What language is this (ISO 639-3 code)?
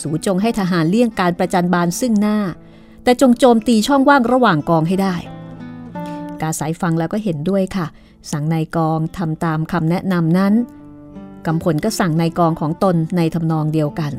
tha